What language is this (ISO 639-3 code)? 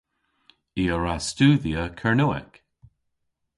cor